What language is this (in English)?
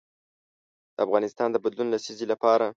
Pashto